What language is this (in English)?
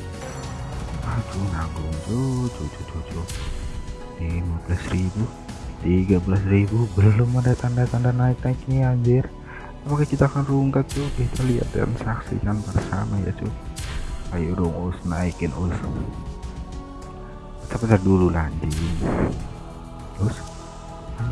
Indonesian